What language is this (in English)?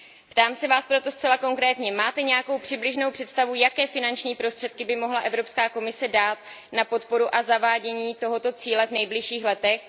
Czech